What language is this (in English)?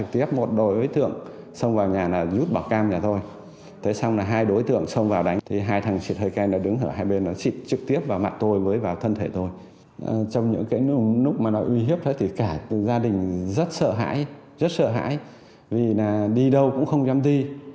Vietnamese